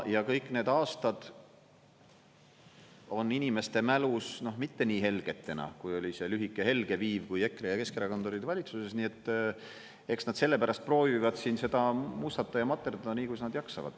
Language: Estonian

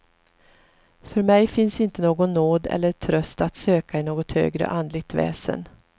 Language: Swedish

